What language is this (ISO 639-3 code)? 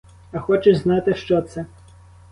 ukr